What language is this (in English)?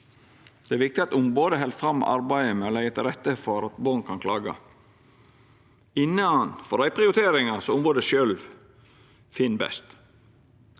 Norwegian